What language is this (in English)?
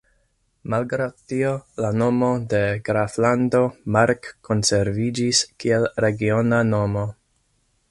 Esperanto